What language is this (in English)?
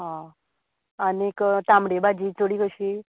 Konkani